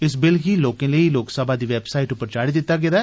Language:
Dogri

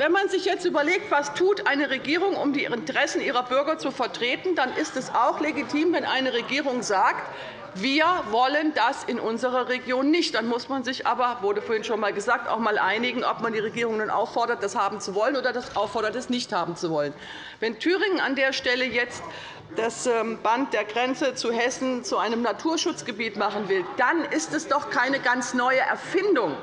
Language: German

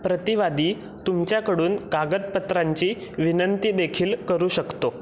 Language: Marathi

